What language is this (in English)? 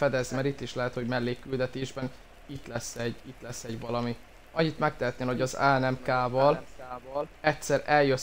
Hungarian